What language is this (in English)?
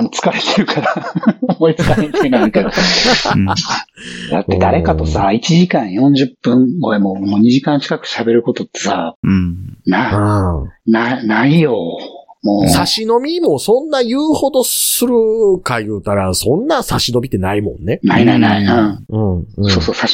Japanese